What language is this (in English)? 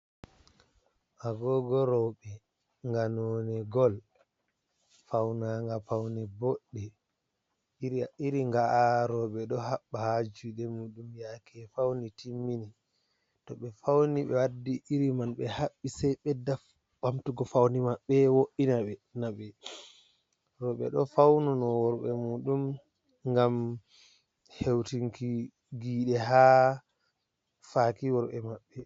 Fula